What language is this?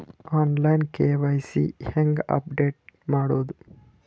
Kannada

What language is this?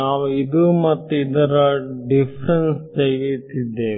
Kannada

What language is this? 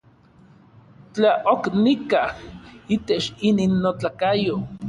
Orizaba Nahuatl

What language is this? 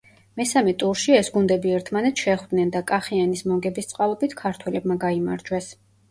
Georgian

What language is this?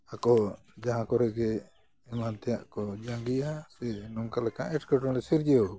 Santali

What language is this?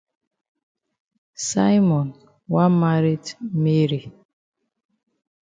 Cameroon Pidgin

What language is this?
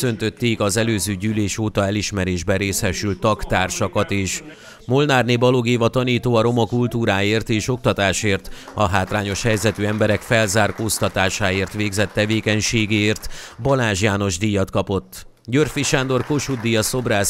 Hungarian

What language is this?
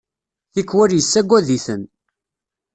Kabyle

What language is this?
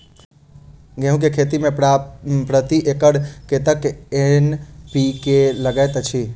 Maithili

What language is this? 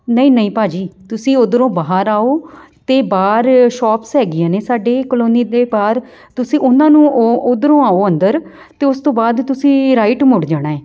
Punjabi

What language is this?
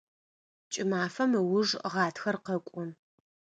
Adyghe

